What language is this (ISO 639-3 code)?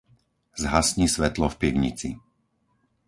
slk